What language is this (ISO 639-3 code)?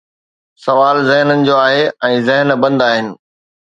snd